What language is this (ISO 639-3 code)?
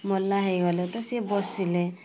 ori